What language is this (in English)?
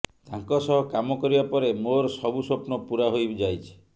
Odia